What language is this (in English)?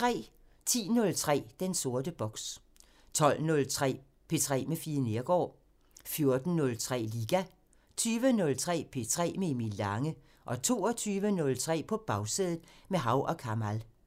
Danish